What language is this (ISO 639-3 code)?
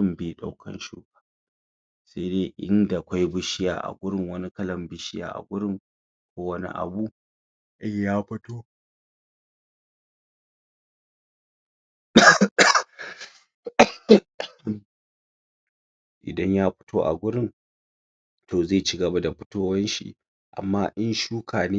hau